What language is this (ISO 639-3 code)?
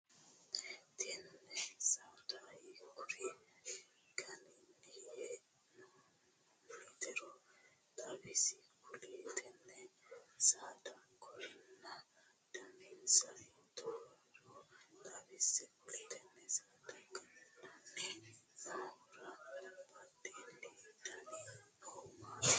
sid